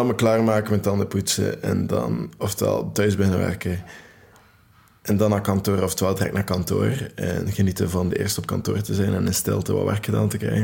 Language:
Dutch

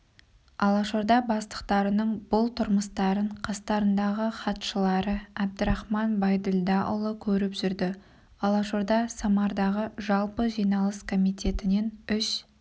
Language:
Kazakh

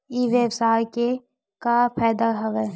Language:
Chhattisgarhi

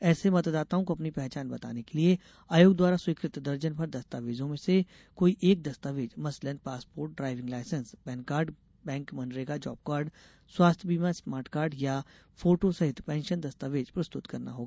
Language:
Hindi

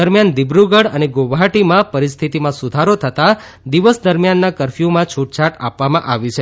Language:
Gujarati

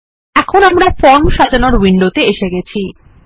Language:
Bangla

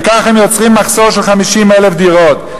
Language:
Hebrew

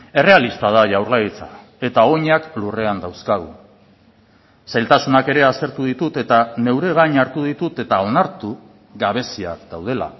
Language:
Basque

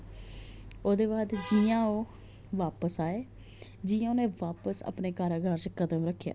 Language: Dogri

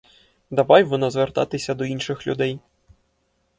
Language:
Ukrainian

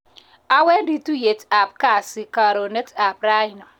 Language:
Kalenjin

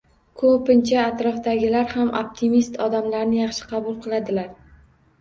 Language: Uzbek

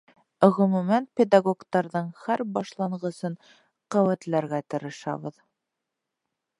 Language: Bashkir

